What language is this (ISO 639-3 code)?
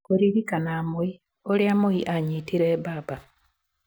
kik